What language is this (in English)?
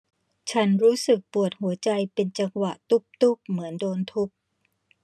Thai